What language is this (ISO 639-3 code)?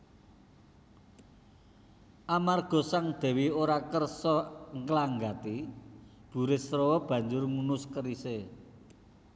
jav